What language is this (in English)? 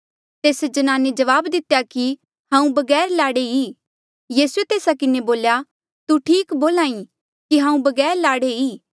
Mandeali